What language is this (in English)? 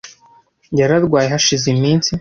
Kinyarwanda